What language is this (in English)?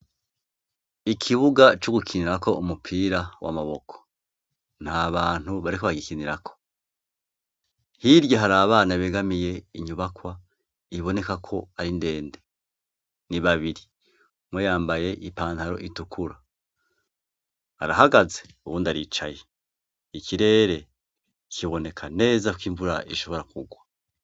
Rundi